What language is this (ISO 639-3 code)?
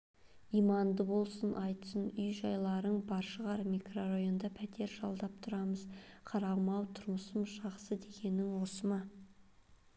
kaz